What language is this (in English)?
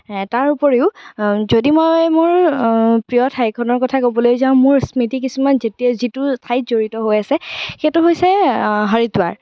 Assamese